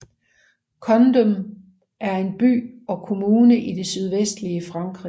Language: Danish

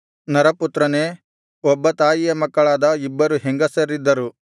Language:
Kannada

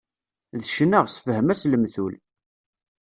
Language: Kabyle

